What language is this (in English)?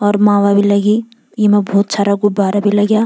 Garhwali